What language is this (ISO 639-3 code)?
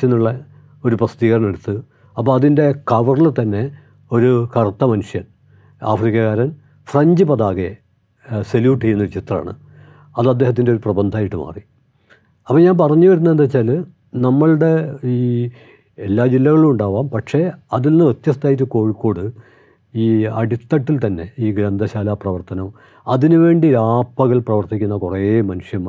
mal